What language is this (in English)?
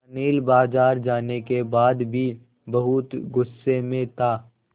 Hindi